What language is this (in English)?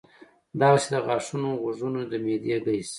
Pashto